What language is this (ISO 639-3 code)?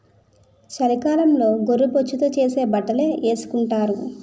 tel